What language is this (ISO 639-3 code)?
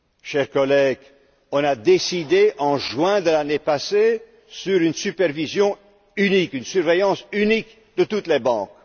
fra